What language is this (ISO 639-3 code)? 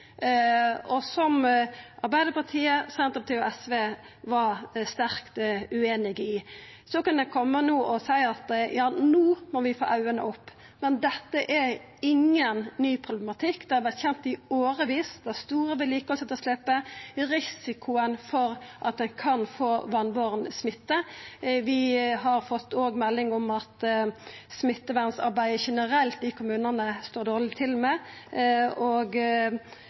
nno